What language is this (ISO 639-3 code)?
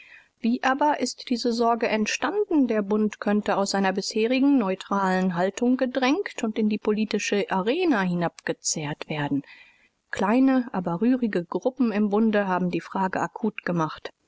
deu